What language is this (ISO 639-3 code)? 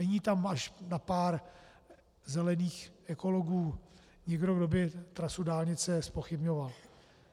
ces